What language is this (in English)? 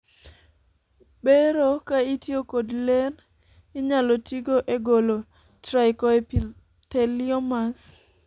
Luo (Kenya and Tanzania)